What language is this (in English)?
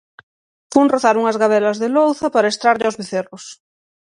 Galician